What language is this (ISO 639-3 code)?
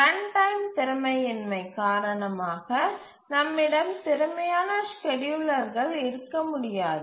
tam